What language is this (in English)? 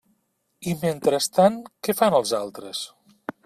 Catalan